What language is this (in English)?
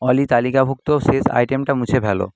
Bangla